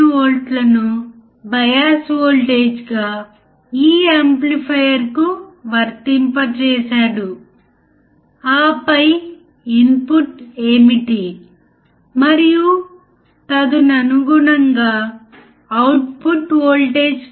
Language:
Telugu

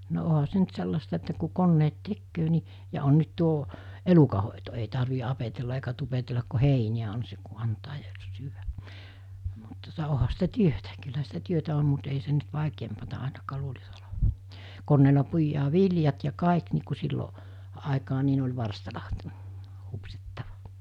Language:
Finnish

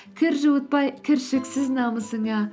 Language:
Kazakh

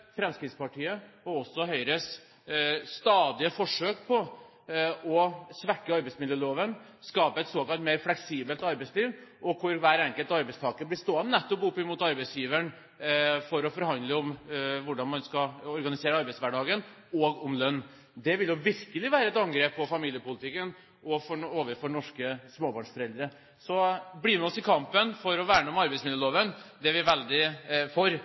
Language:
Norwegian Bokmål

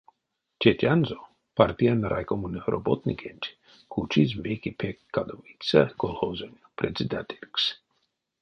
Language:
Erzya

